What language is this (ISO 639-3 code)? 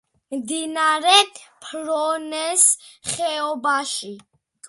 kat